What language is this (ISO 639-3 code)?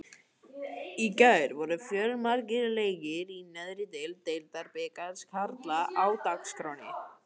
isl